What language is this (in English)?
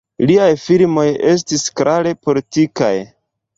Esperanto